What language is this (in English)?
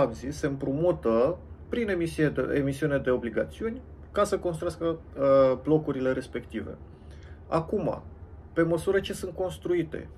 Romanian